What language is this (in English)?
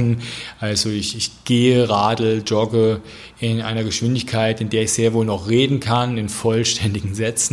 German